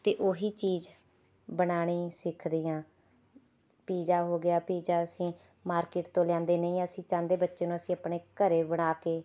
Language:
Punjabi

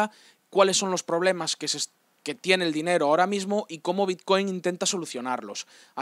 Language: Spanish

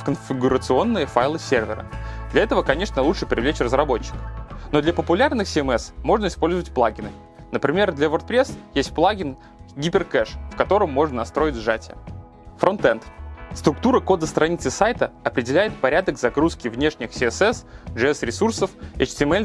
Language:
Russian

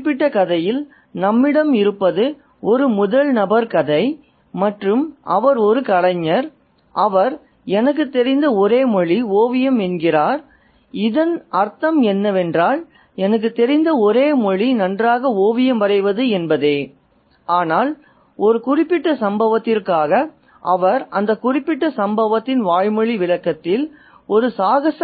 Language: Tamil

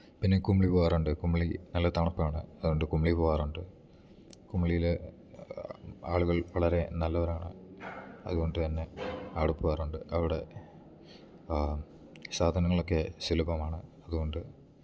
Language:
Malayalam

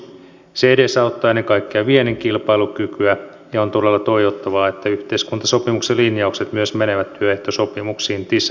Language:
Finnish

